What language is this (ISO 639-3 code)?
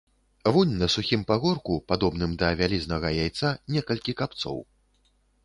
bel